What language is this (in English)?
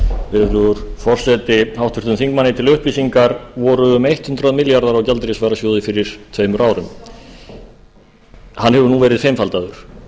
Icelandic